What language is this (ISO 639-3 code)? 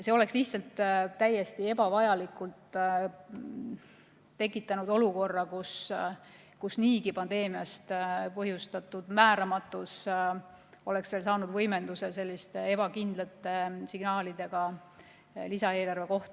est